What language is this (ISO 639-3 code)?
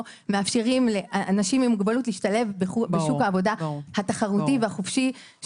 heb